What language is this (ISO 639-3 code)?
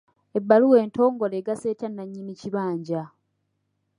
lug